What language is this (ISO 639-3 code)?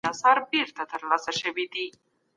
pus